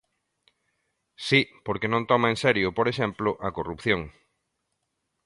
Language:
Galician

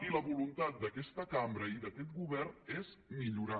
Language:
Catalan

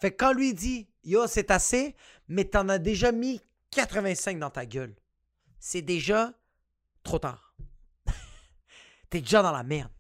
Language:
French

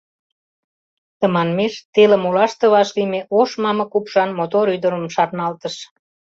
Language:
Mari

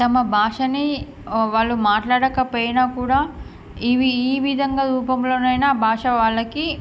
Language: Telugu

